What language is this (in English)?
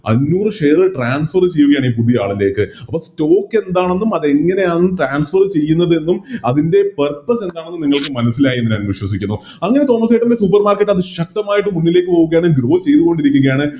Malayalam